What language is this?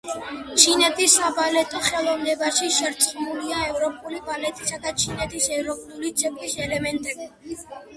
Georgian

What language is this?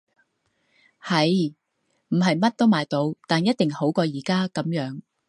Cantonese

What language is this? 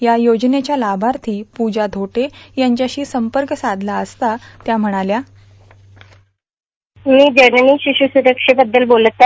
Marathi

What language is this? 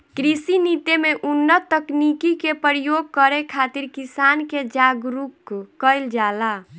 Bhojpuri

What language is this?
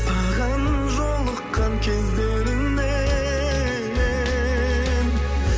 Kazakh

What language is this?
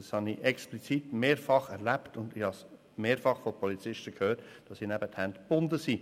Swiss German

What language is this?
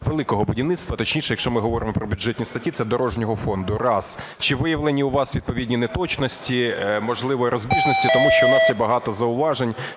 Ukrainian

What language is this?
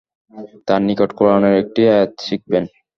Bangla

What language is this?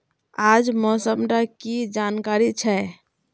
Magahi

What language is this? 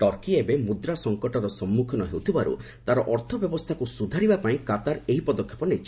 Odia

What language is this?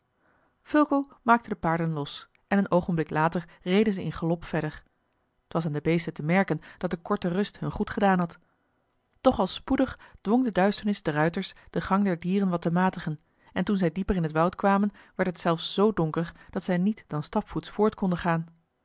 Dutch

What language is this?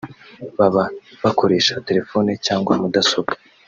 Kinyarwanda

